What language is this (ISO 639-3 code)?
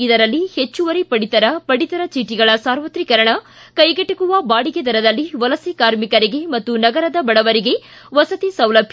kan